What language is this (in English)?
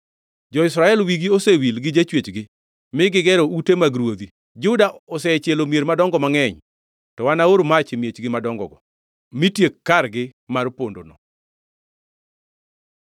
Luo (Kenya and Tanzania)